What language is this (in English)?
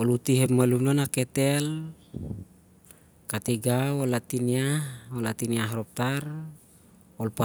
Siar-Lak